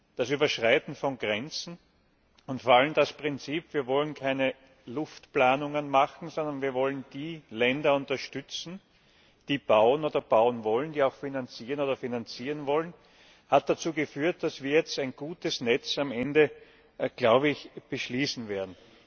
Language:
German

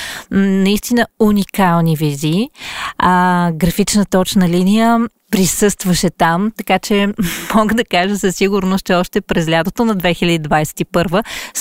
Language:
Bulgarian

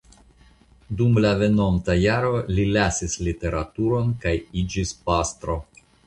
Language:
Esperanto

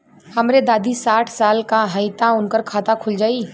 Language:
Bhojpuri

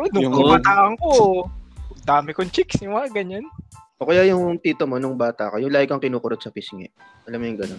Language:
Filipino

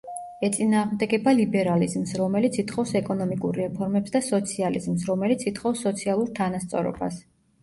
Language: Georgian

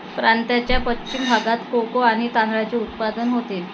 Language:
Marathi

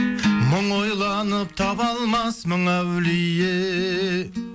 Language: Kazakh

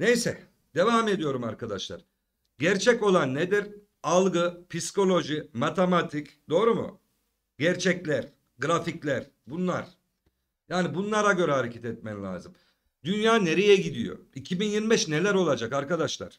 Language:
Turkish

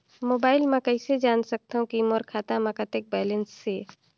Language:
Chhattisgarhi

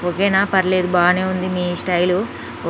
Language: Telugu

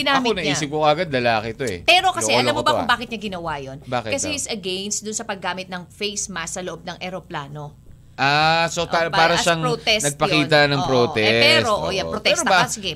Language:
Filipino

